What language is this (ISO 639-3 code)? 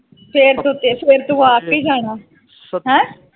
pan